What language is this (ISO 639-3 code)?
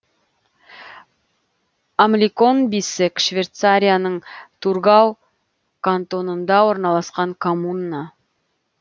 kaz